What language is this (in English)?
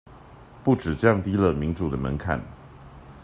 Chinese